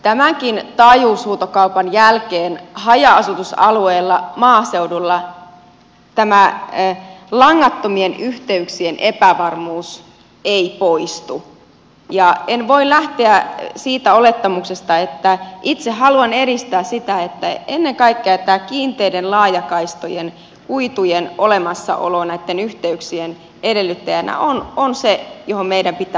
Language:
Finnish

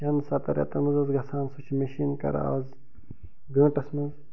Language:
Kashmiri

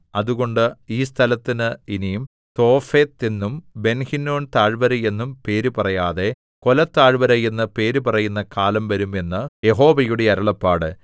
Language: Malayalam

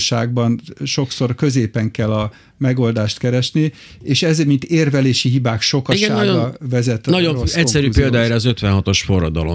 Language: Hungarian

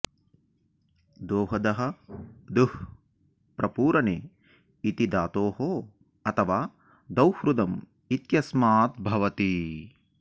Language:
Sanskrit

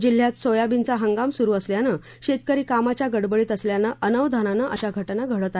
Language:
Marathi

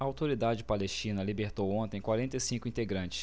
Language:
Portuguese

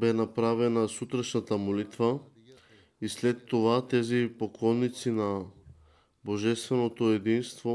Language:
Bulgarian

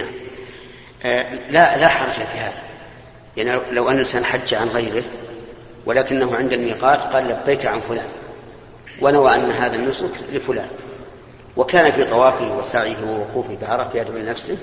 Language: Arabic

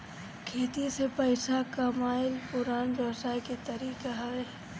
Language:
Bhojpuri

